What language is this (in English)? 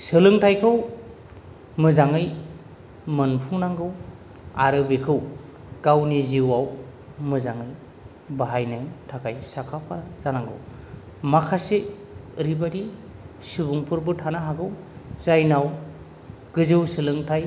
Bodo